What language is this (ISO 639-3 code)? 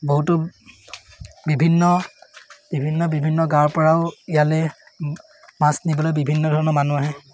asm